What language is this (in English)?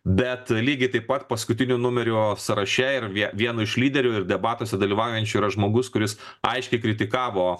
Lithuanian